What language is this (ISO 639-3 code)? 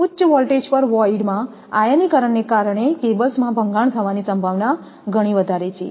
guj